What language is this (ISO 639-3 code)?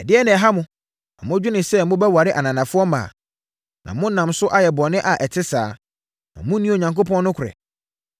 aka